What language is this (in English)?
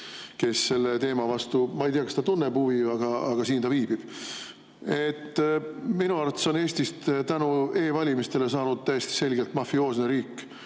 Estonian